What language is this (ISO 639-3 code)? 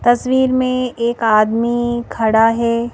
hin